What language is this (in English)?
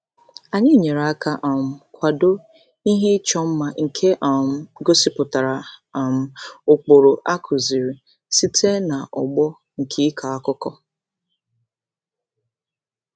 Igbo